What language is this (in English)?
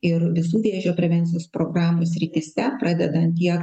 Lithuanian